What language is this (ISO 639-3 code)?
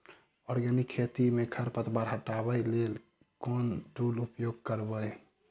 mai